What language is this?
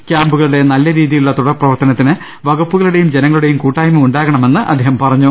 Malayalam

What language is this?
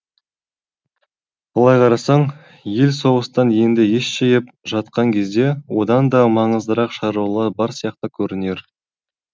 Kazakh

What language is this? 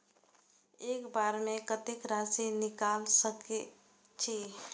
Maithili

